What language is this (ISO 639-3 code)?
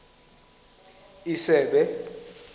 xho